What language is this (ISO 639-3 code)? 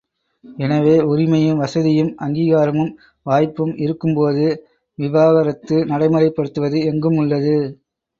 tam